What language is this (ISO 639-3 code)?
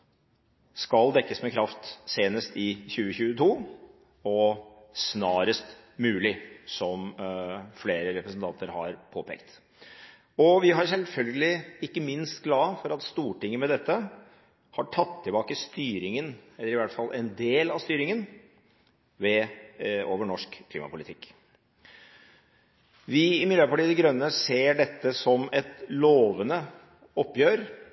nob